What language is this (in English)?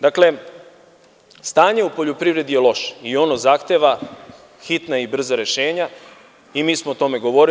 Serbian